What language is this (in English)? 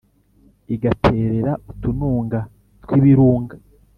Kinyarwanda